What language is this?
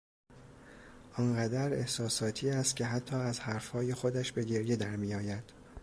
Persian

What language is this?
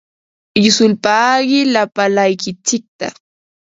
Ambo-Pasco Quechua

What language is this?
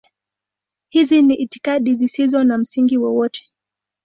Swahili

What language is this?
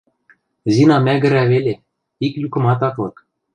Western Mari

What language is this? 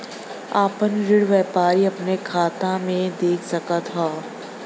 Bhojpuri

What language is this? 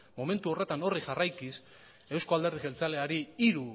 Basque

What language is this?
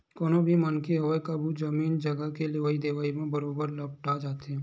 Chhattisgarhi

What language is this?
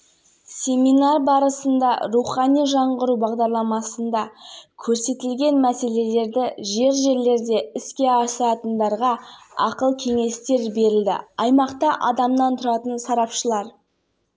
Kazakh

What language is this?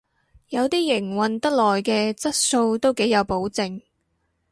Cantonese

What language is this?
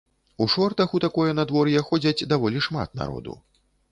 Belarusian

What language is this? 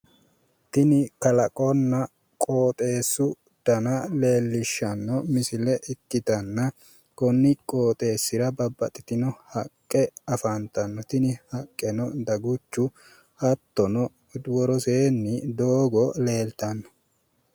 Sidamo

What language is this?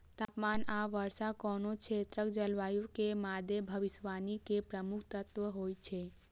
Maithili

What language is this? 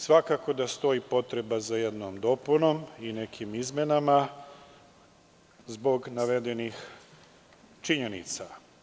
Serbian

